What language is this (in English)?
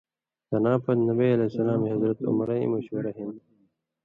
Indus Kohistani